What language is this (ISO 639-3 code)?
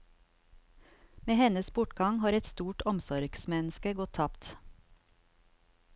nor